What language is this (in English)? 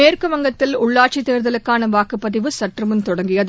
Tamil